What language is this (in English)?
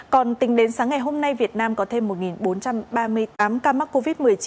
Vietnamese